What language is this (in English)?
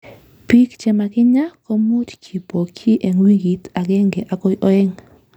Kalenjin